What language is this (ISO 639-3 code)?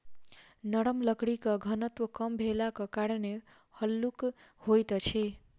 mai